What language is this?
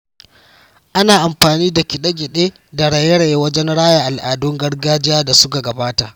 Hausa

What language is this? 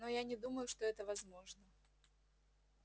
Russian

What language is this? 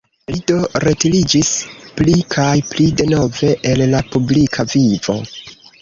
Esperanto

